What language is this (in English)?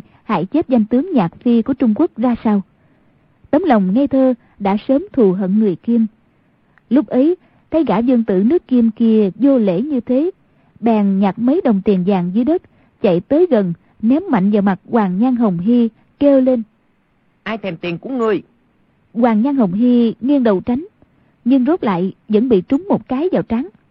Vietnamese